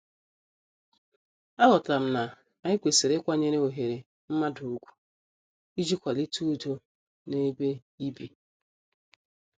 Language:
Igbo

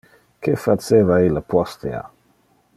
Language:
Interlingua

